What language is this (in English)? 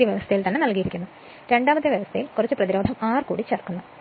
Malayalam